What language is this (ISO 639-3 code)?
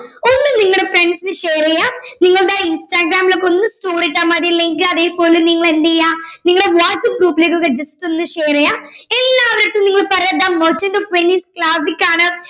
mal